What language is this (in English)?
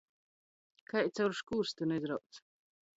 Latgalian